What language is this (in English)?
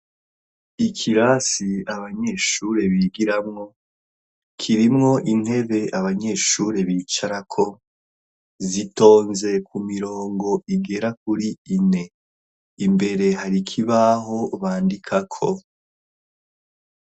Rundi